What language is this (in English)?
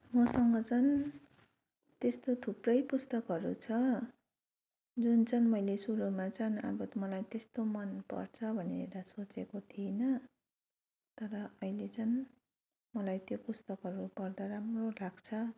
Nepali